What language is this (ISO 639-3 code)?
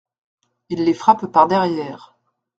fra